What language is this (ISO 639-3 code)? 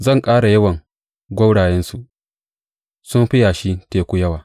hau